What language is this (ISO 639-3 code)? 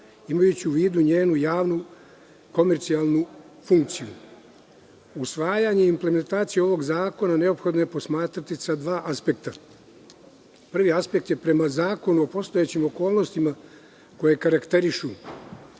srp